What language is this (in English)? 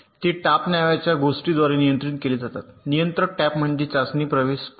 Marathi